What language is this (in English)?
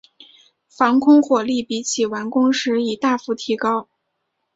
Chinese